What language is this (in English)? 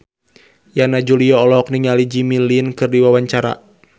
Sundanese